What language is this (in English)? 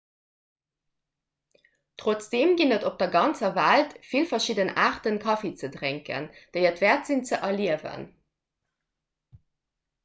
Luxembourgish